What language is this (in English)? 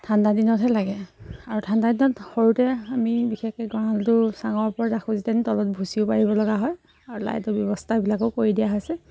Assamese